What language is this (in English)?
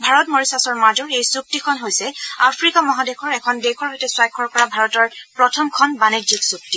Assamese